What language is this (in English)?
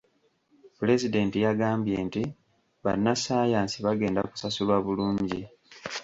Ganda